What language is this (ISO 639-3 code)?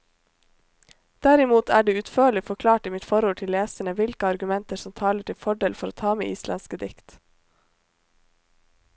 nor